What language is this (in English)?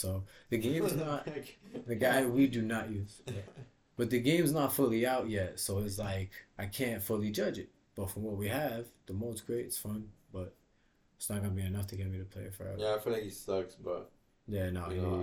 English